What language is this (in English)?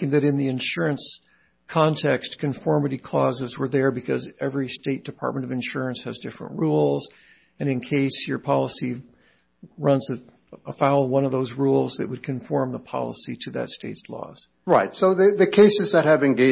English